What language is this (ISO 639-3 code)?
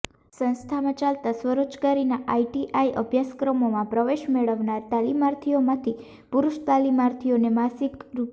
guj